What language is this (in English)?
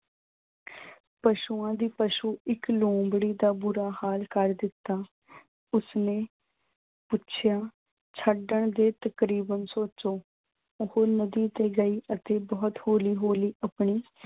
Punjabi